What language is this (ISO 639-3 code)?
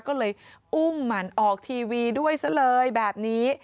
tha